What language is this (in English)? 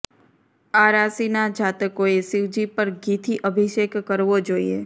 Gujarati